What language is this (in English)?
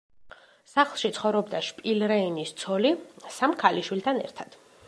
Georgian